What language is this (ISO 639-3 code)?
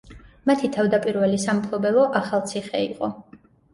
kat